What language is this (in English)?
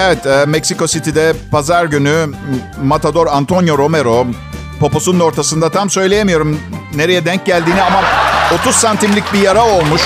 Turkish